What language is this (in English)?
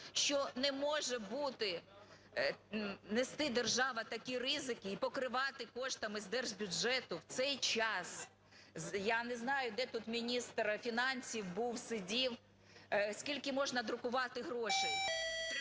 Ukrainian